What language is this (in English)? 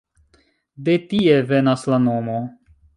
Esperanto